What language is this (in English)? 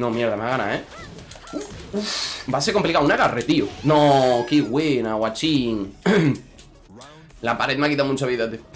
Spanish